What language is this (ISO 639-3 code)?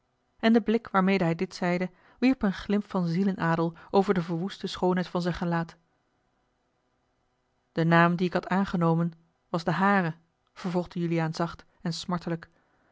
nld